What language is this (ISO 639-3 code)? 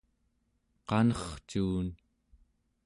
esu